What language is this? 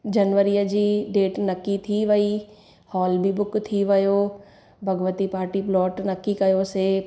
Sindhi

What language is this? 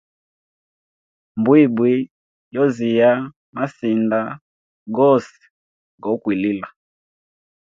Hemba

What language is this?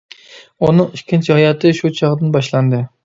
Uyghur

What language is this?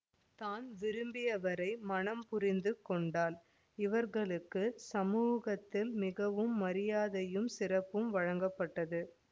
Tamil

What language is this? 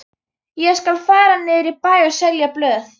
Icelandic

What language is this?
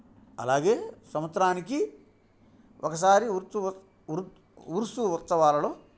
Telugu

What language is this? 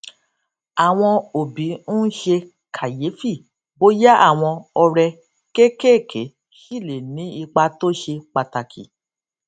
Yoruba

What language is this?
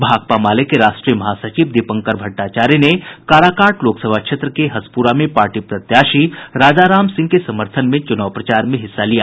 Hindi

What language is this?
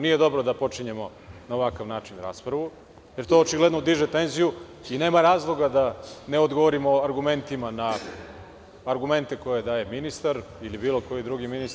Serbian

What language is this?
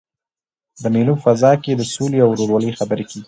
Pashto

